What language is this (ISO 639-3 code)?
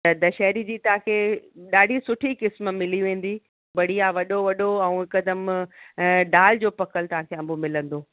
snd